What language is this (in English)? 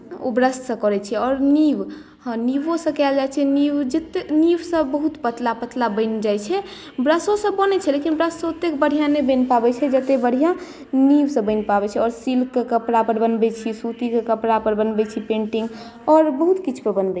Maithili